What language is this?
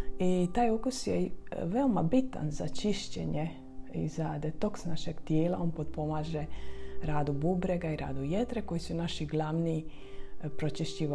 Croatian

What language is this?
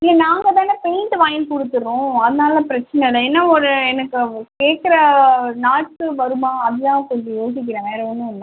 Tamil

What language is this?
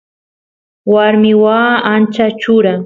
Santiago del Estero Quichua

